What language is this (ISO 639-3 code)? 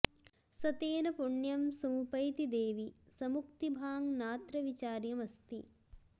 san